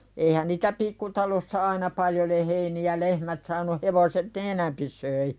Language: Finnish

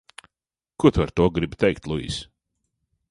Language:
Latvian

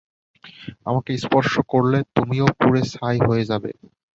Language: Bangla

